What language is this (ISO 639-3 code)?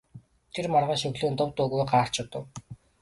mon